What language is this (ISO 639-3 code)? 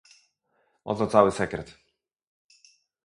pol